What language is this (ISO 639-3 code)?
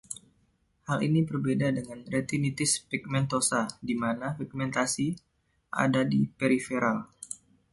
ind